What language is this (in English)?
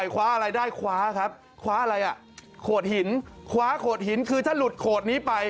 Thai